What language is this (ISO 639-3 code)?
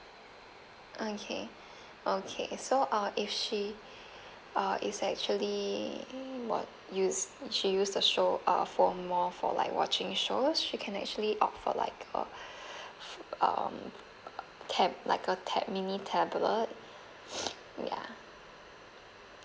eng